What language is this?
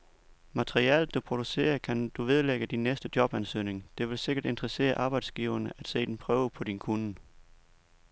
Danish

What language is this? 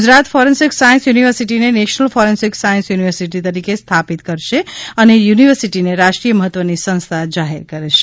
Gujarati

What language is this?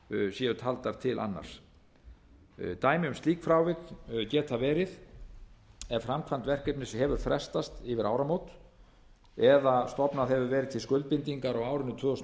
Icelandic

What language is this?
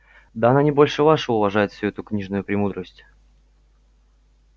Russian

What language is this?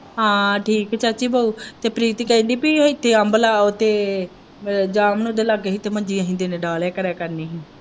Punjabi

